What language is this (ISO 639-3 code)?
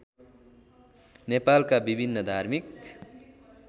nep